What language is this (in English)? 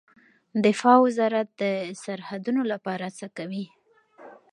Pashto